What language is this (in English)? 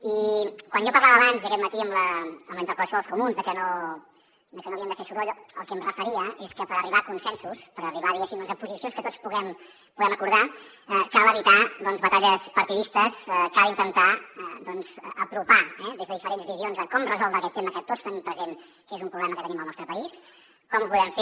Catalan